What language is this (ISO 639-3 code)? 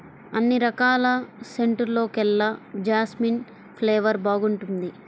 tel